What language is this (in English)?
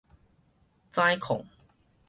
Min Nan Chinese